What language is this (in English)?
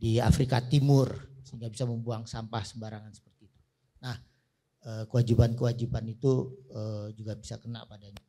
Indonesian